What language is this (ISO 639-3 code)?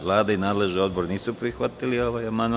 srp